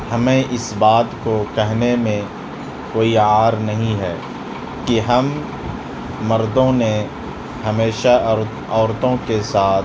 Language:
Urdu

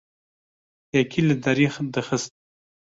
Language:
Kurdish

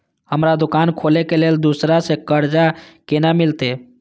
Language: Maithili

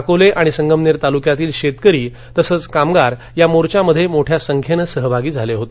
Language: Marathi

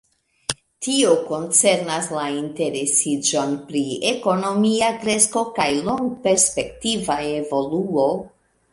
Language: Esperanto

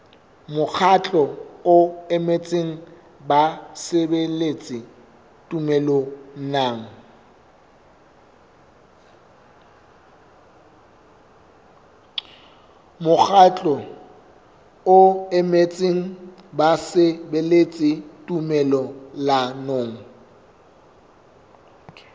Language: Southern Sotho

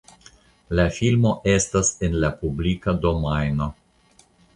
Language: Esperanto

